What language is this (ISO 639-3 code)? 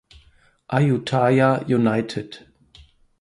deu